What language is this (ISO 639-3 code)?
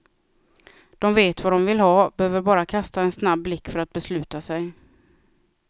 swe